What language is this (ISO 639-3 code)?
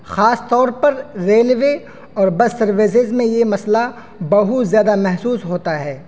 urd